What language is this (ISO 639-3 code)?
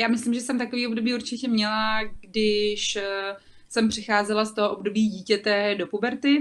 ces